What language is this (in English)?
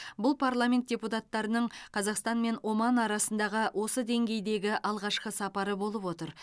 Kazakh